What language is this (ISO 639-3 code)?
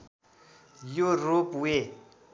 nep